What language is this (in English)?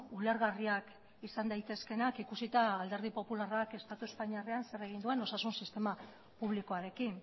Basque